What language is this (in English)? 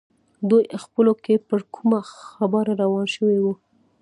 Pashto